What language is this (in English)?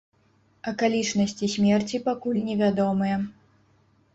Belarusian